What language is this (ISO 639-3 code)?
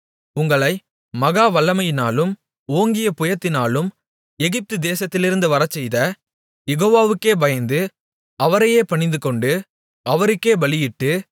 tam